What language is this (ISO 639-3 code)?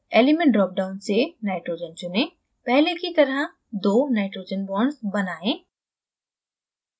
hin